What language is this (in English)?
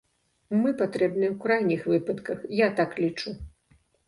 Belarusian